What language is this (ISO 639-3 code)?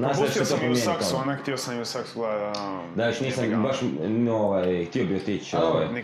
hrv